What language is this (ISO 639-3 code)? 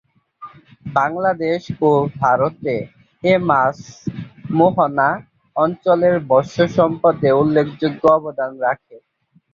ben